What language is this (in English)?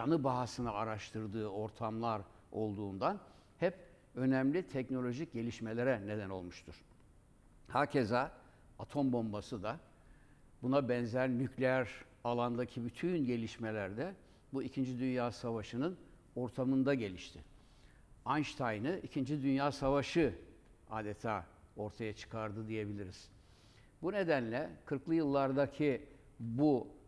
Turkish